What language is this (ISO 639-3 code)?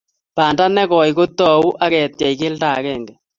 kln